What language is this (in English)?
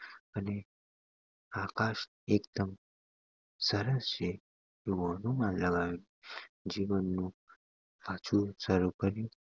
Gujarati